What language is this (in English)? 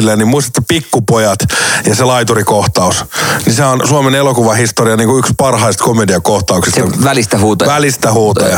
Finnish